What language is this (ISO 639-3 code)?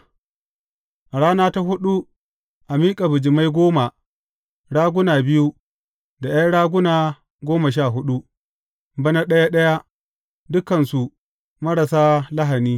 hau